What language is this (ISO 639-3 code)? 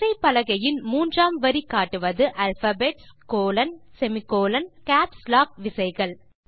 tam